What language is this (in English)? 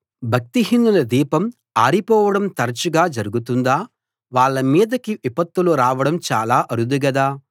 Telugu